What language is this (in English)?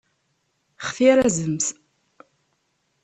Kabyle